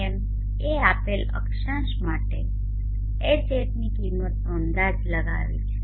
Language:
Gujarati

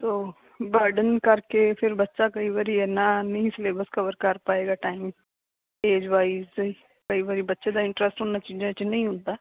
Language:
Punjabi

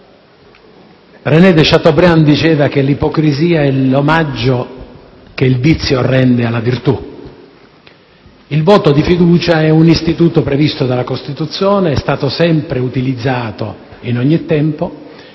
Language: Italian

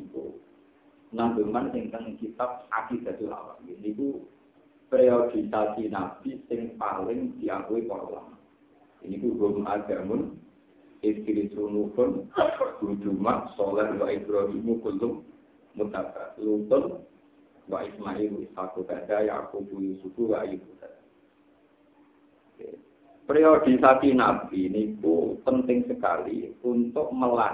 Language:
Indonesian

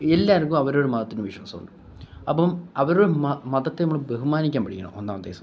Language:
Malayalam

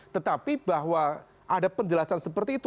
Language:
Indonesian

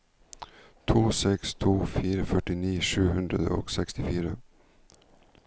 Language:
Norwegian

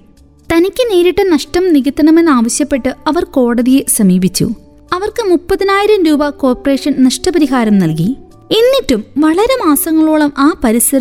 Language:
Malayalam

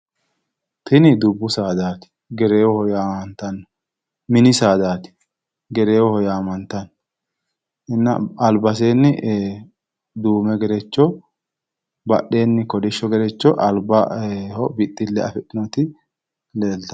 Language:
Sidamo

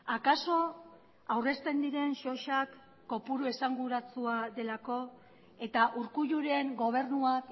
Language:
Basque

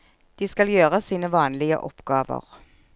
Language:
Norwegian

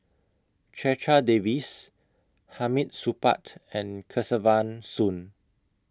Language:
English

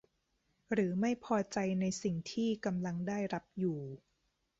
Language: Thai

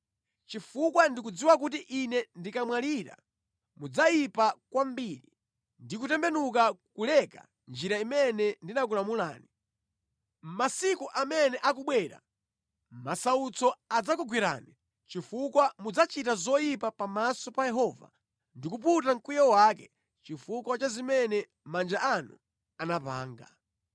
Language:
Nyanja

